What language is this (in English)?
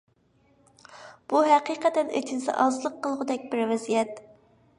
Uyghur